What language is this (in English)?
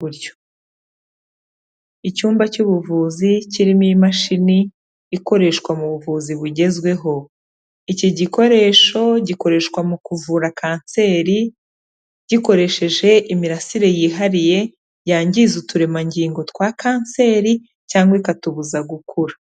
Kinyarwanda